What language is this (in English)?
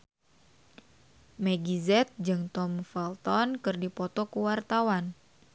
Sundanese